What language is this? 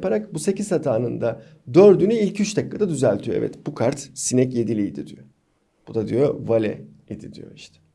Turkish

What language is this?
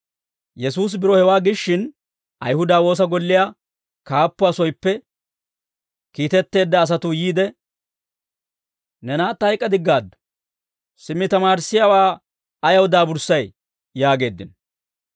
Dawro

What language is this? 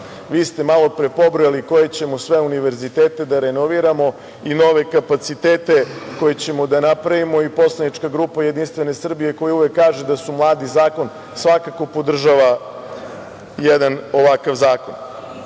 Serbian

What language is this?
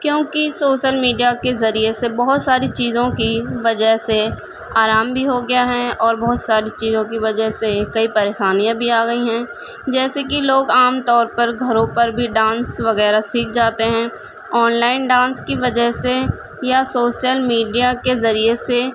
Urdu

